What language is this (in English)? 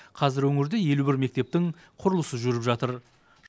Kazakh